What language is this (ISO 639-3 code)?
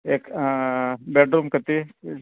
san